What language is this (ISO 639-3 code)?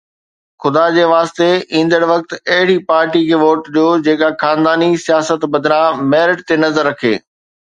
snd